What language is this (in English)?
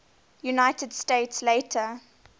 English